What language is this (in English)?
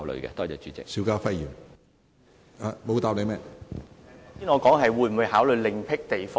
Cantonese